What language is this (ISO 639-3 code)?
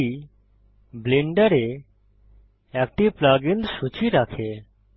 ben